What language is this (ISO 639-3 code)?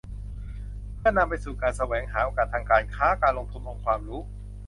tha